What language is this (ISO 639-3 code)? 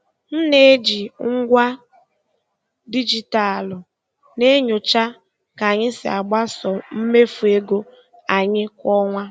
ibo